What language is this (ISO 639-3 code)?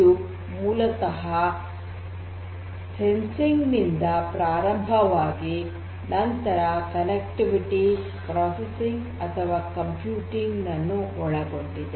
kan